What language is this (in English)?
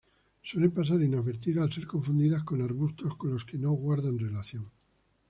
Spanish